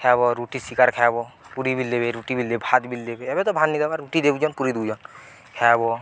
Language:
Odia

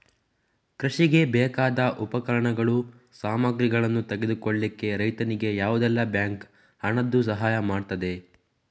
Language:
Kannada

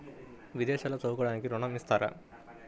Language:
Telugu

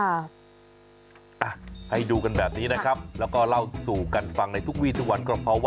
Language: Thai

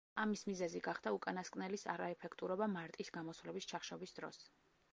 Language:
Georgian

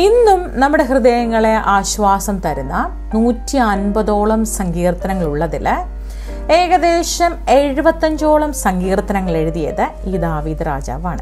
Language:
Turkish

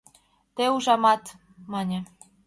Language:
Mari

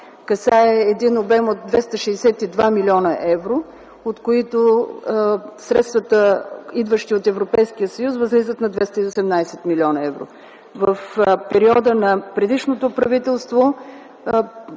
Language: Bulgarian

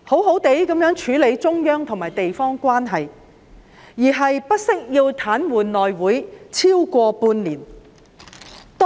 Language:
Cantonese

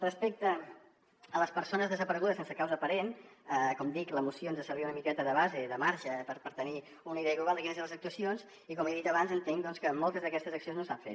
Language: Catalan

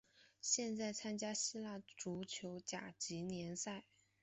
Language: Chinese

